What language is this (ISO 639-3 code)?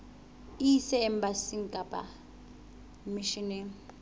sot